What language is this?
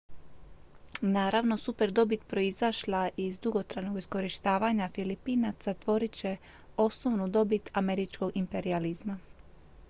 Croatian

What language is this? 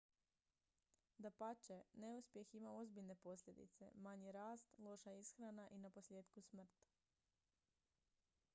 Croatian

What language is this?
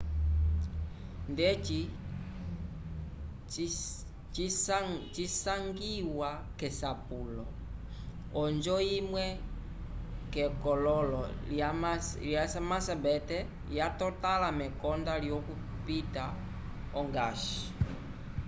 Umbundu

